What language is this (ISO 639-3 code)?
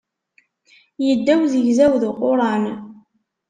kab